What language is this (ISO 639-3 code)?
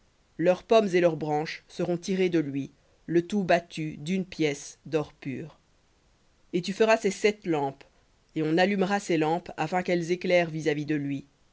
fra